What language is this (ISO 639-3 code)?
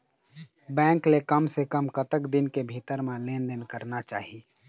hne